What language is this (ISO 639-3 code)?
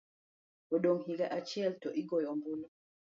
luo